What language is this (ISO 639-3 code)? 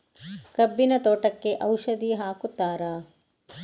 kan